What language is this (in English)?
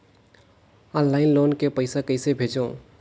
Chhattisgarhi